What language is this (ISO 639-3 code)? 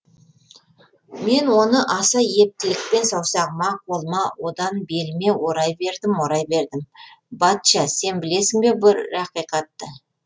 kaz